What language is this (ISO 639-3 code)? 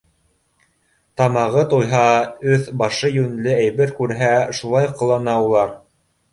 bak